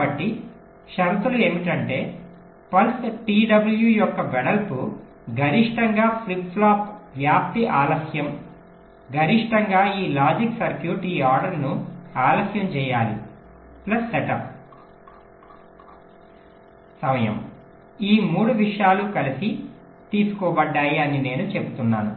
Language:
Telugu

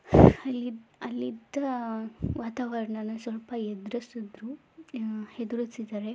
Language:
Kannada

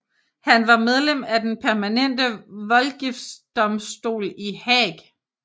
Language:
Danish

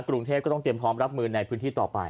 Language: Thai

